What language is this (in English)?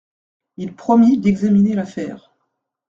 French